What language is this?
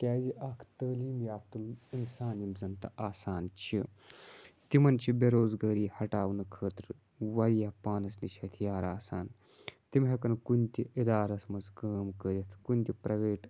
Kashmiri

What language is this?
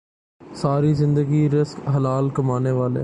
Urdu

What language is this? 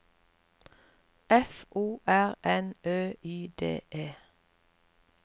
Norwegian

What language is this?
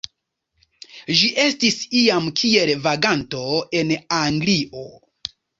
Esperanto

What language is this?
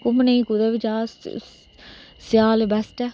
Dogri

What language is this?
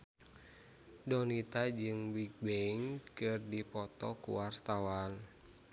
Sundanese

